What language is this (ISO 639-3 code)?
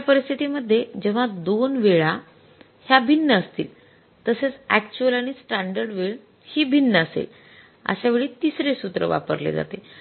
mar